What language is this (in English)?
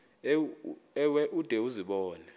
Xhosa